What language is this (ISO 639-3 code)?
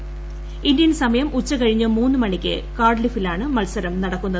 mal